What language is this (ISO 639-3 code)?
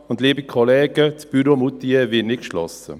gsw